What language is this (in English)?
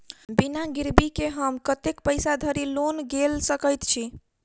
Maithili